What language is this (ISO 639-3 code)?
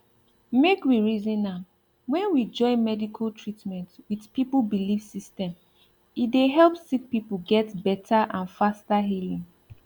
pcm